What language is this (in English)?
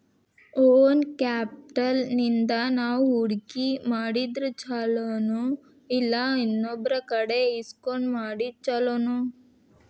Kannada